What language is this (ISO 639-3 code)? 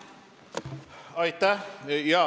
est